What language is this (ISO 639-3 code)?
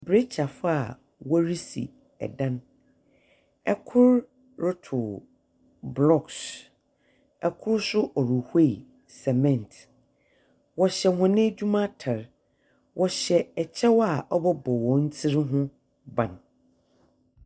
aka